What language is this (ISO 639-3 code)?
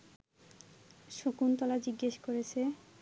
ben